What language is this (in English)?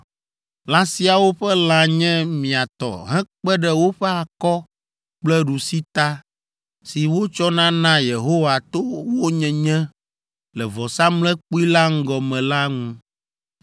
Ewe